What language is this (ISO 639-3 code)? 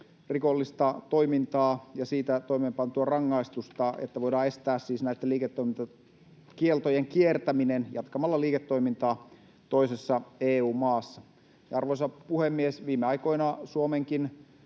fin